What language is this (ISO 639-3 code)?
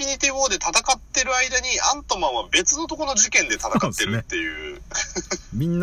jpn